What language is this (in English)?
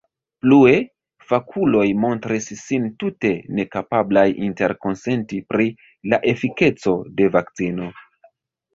Esperanto